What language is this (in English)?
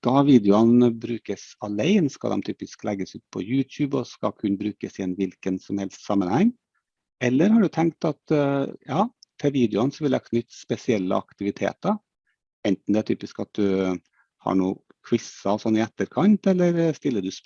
Norwegian